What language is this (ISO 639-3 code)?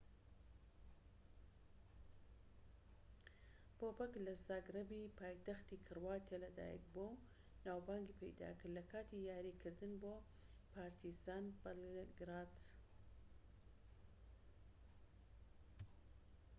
ckb